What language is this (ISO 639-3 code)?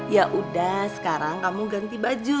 ind